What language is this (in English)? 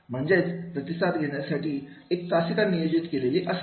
Marathi